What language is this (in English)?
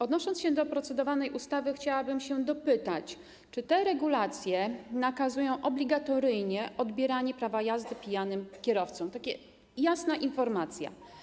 Polish